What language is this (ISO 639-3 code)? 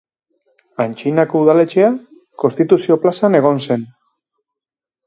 eus